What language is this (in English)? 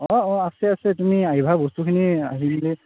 Assamese